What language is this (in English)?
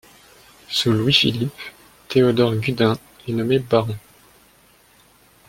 French